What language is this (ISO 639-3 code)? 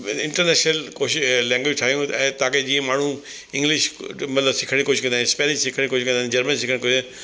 snd